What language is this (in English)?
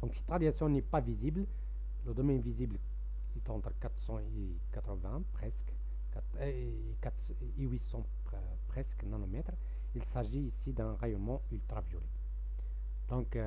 French